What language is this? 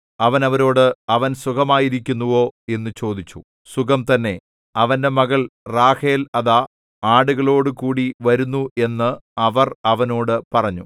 Malayalam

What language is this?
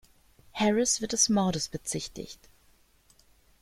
German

